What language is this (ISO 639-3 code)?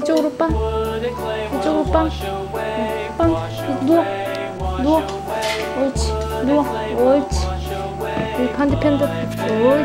kor